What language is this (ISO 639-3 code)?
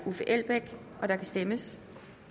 dan